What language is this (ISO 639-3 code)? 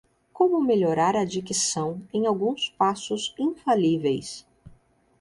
por